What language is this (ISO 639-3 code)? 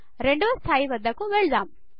tel